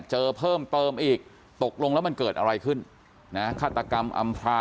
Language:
Thai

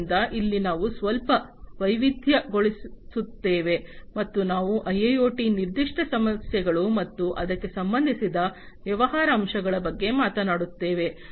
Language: Kannada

